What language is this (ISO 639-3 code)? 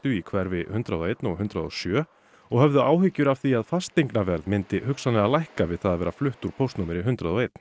isl